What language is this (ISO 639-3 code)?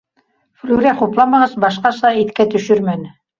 bak